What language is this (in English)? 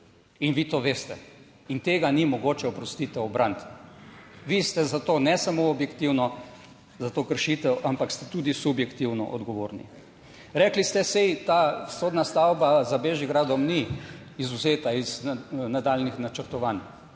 Slovenian